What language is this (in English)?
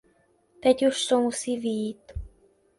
Czech